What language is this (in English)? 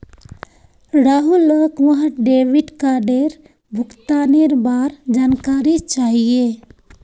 Magahi